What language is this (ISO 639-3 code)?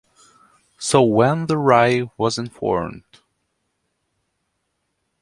eng